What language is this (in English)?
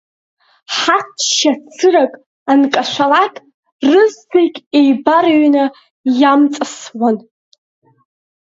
Abkhazian